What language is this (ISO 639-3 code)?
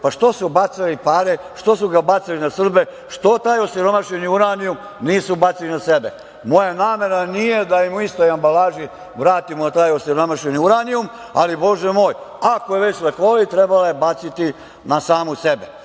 srp